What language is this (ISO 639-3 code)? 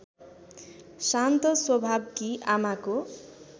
nep